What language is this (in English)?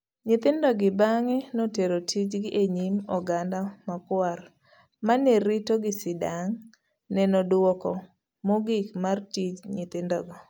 Luo (Kenya and Tanzania)